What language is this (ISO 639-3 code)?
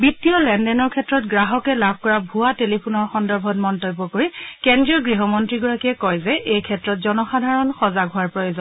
asm